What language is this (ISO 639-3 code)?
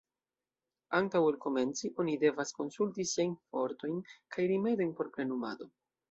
epo